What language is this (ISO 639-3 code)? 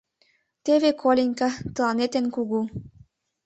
chm